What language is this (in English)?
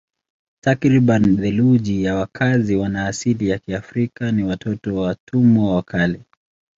Swahili